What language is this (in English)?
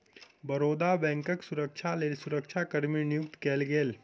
Maithili